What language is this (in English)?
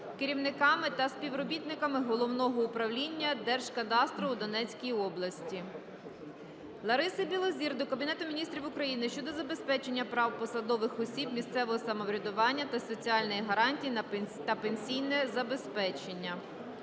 Ukrainian